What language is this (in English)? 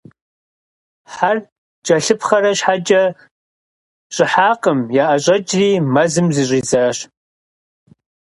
Kabardian